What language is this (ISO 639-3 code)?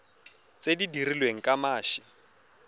tsn